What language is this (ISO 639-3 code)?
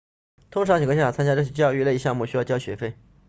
zho